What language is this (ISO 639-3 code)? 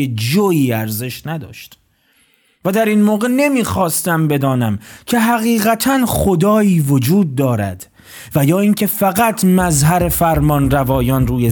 fas